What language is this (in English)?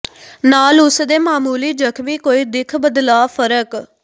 Punjabi